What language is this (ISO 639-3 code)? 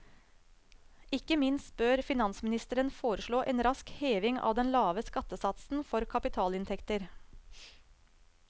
nor